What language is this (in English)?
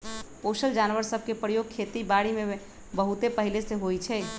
Magahi